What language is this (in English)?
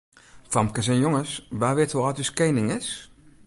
Western Frisian